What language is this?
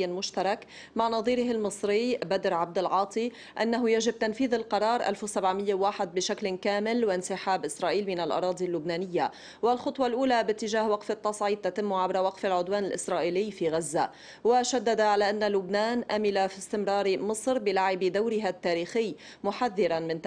Arabic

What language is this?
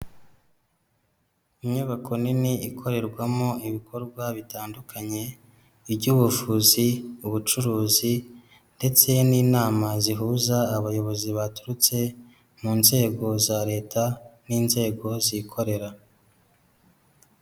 Kinyarwanda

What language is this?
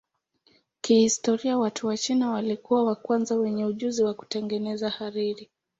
Swahili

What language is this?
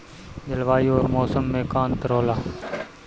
Bhojpuri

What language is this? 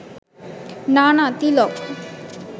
Bangla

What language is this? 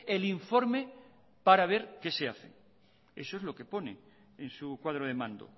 Spanish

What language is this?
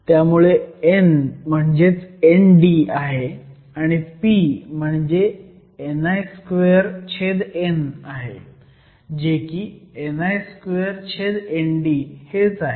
Marathi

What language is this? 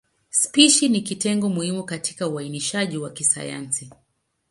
Swahili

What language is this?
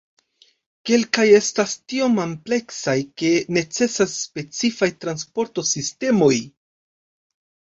Esperanto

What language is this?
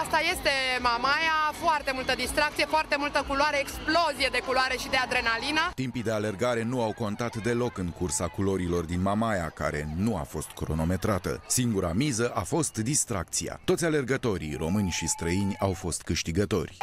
Romanian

